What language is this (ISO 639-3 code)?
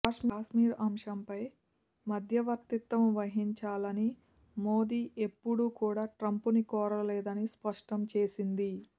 tel